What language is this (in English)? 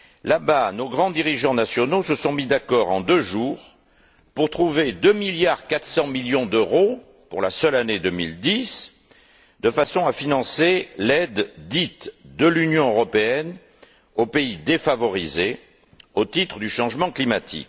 French